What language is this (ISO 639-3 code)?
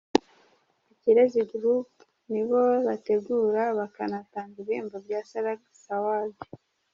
kin